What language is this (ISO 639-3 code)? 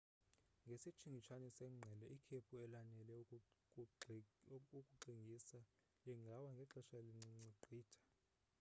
xho